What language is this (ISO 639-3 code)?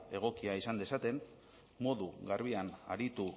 eus